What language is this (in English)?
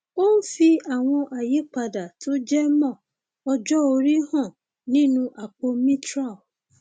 Yoruba